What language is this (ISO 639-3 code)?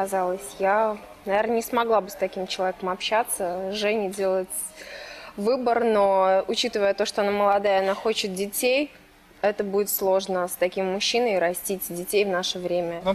rus